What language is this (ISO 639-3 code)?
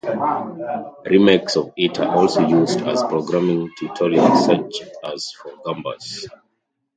eng